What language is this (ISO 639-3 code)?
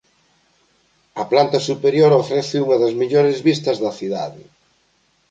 glg